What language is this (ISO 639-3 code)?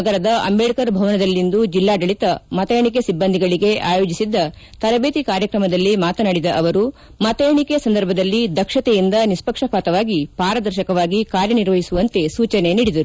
kan